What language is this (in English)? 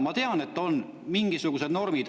Estonian